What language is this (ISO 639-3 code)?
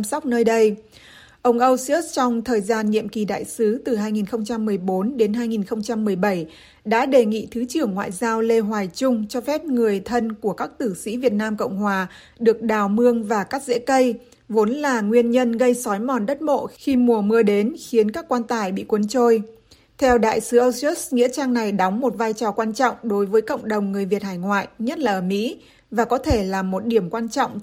vie